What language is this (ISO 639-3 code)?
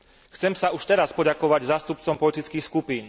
slk